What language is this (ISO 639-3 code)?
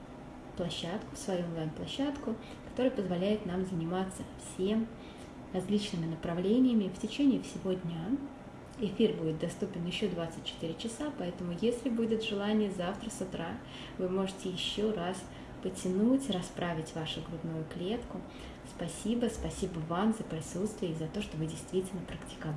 rus